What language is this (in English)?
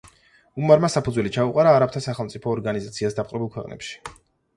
Georgian